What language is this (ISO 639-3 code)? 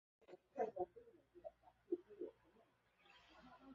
zho